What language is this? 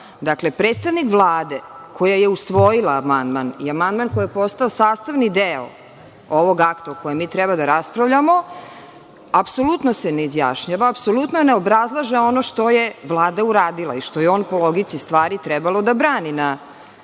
Serbian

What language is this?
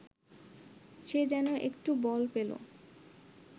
Bangla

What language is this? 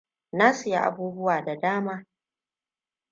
Hausa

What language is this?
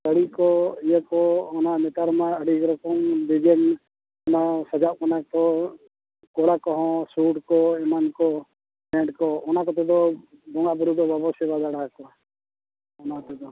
Santali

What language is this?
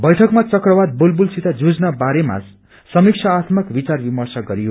Nepali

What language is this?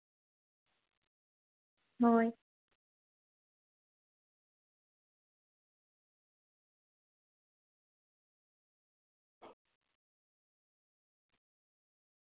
Santali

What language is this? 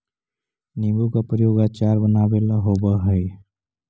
Magahi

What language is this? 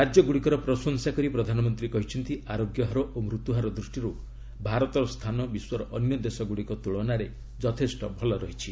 Odia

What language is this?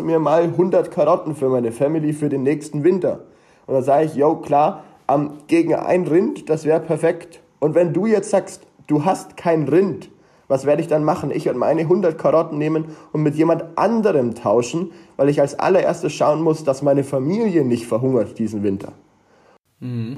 German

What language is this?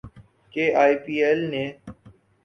Urdu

